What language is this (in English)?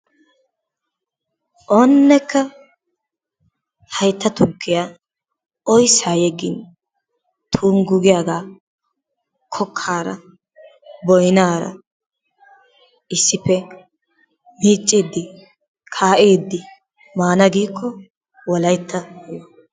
Wolaytta